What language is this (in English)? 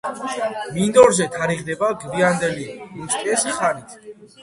Georgian